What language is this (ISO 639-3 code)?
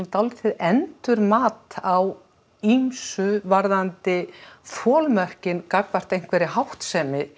isl